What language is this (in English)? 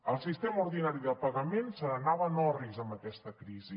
Catalan